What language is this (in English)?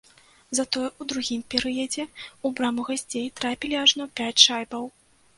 Belarusian